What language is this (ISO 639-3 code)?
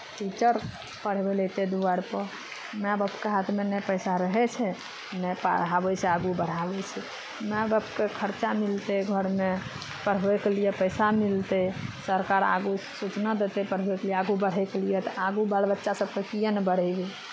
mai